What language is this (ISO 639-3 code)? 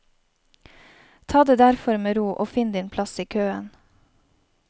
nor